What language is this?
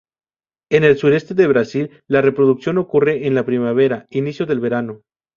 Spanish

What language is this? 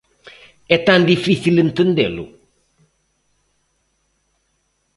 Galician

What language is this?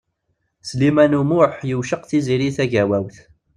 Kabyle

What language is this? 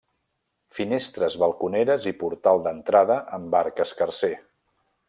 Catalan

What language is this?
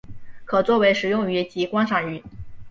Chinese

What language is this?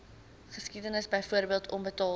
Afrikaans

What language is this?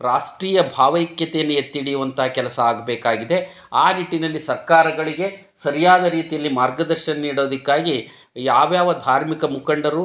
Kannada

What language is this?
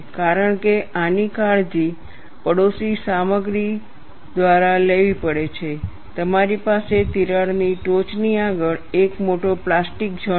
Gujarati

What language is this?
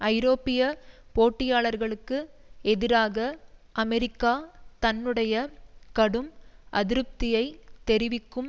Tamil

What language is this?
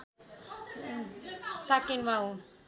Nepali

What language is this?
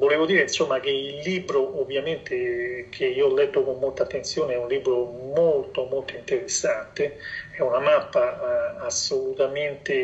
Italian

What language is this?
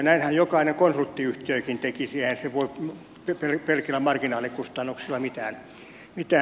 Finnish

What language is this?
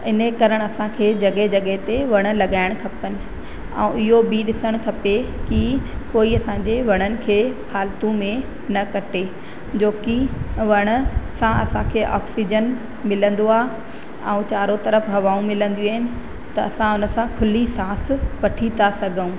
Sindhi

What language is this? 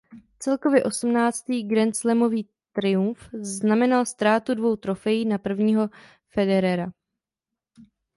Czech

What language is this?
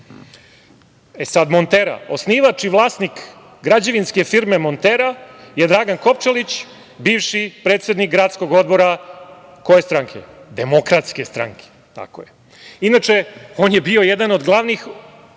Serbian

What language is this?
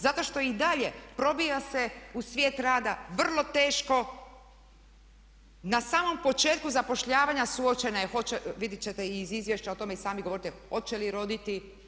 Croatian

